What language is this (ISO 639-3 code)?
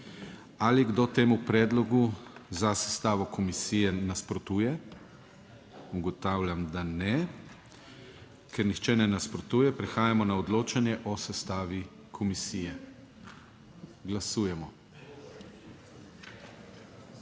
slv